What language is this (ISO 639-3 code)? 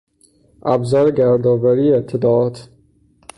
fas